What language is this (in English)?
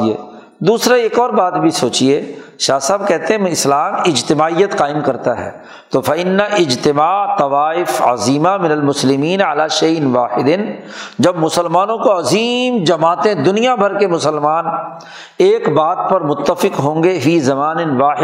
Urdu